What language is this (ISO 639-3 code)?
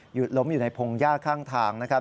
tha